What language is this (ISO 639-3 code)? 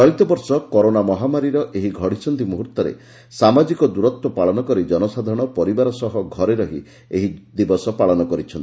ori